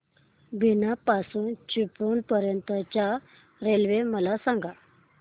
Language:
Marathi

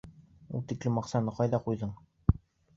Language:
Bashkir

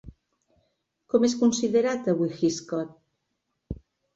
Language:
Catalan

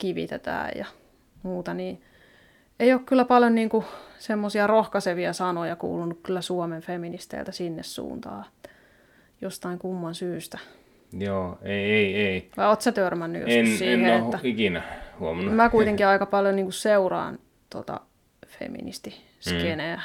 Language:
Finnish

